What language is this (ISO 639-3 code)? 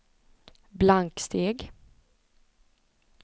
swe